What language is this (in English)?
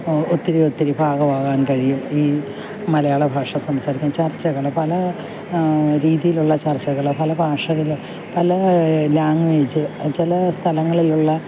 Malayalam